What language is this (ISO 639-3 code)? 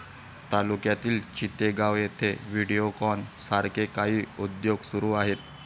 mar